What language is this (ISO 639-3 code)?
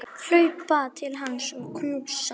isl